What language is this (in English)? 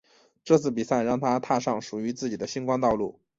Chinese